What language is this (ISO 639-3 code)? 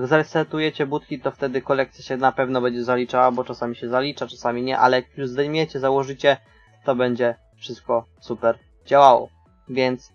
pol